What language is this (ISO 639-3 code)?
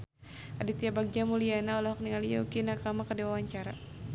sun